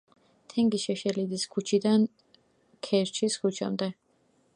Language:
Georgian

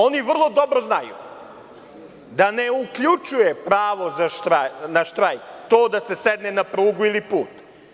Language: Serbian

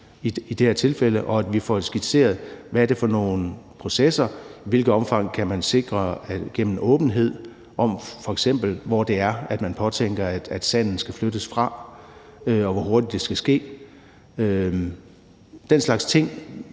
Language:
Danish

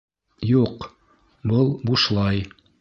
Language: Bashkir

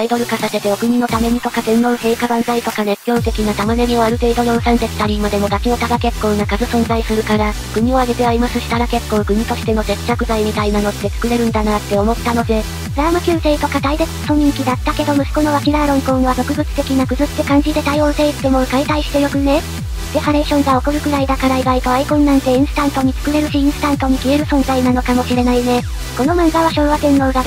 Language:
Japanese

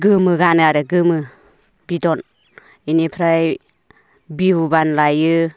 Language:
Bodo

